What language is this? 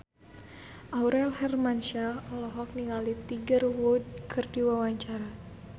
Sundanese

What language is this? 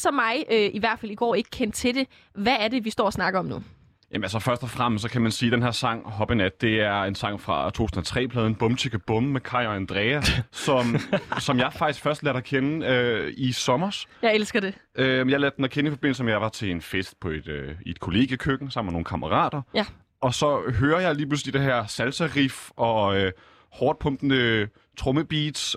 Danish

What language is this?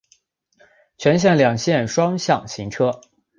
Chinese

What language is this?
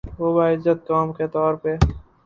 Urdu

